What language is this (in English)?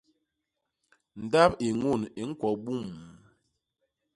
Basaa